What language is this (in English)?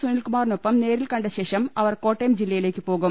Malayalam